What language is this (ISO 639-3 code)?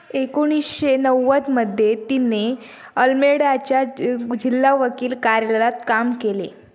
mar